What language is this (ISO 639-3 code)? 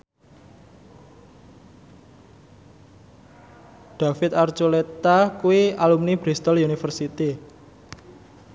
jav